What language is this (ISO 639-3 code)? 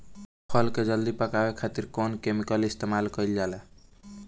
bho